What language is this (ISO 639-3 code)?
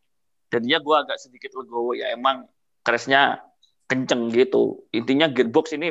ind